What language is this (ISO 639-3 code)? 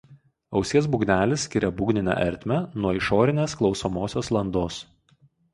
lit